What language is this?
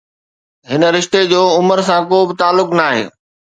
Sindhi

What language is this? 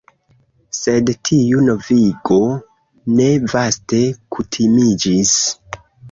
Esperanto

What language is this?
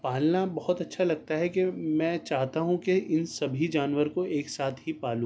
Urdu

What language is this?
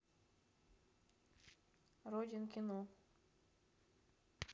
Russian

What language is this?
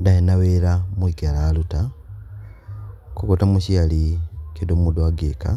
Kikuyu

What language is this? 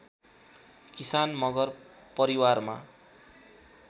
Nepali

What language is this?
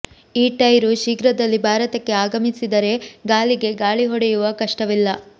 Kannada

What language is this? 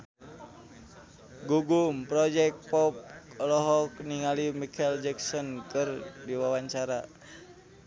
Sundanese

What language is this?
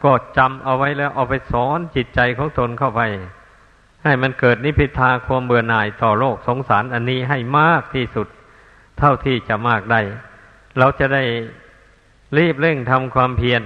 Thai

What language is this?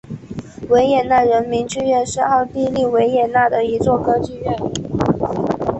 Chinese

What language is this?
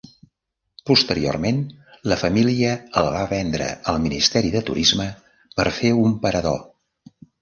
Catalan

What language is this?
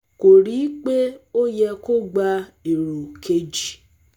Yoruba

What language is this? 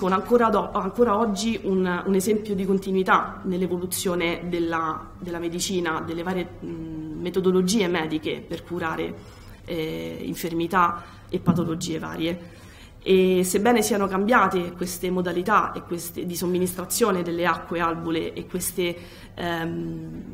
Italian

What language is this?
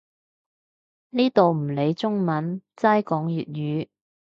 Cantonese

